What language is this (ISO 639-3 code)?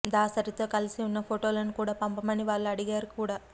tel